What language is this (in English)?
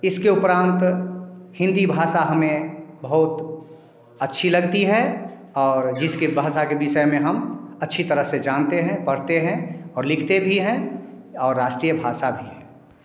Hindi